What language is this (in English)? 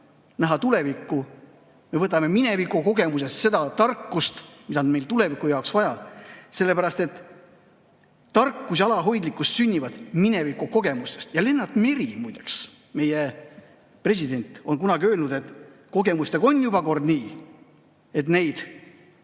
Estonian